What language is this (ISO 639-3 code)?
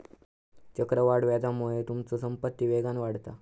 mar